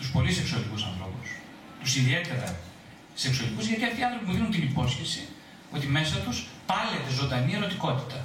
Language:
Greek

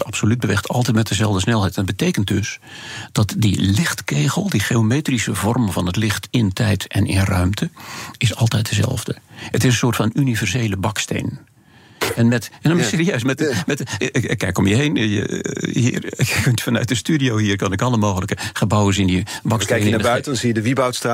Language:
Dutch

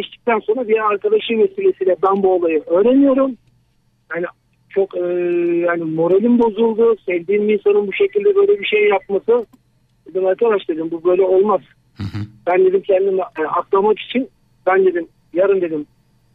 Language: Turkish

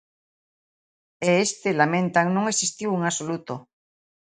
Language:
Galician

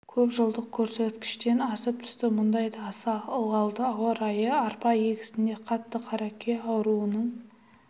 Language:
Kazakh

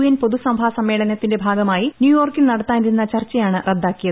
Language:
Malayalam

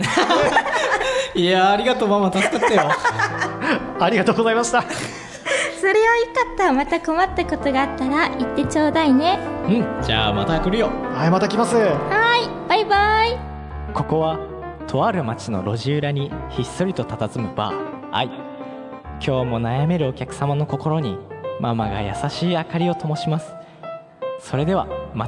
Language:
Japanese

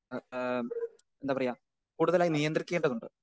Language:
Malayalam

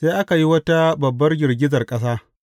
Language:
Hausa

